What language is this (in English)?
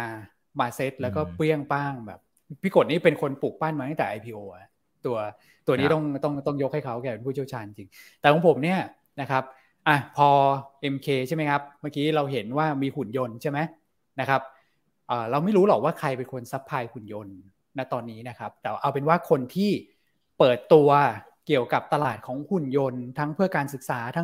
Thai